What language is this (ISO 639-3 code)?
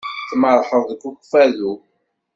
kab